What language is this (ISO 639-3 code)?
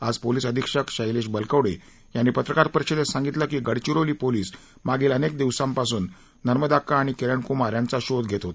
mar